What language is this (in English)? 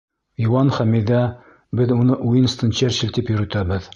Bashkir